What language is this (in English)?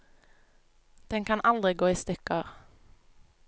Norwegian